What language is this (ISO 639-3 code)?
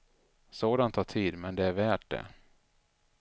swe